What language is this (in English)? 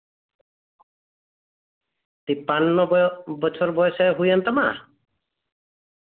Santali